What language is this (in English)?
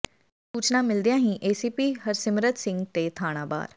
Punjabi